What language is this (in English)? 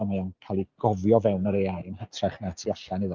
Welsh